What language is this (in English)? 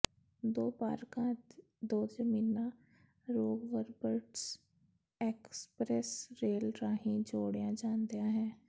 Punjabi